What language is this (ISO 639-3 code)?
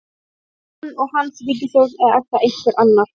isl